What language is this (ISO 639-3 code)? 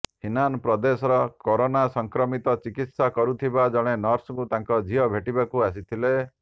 ori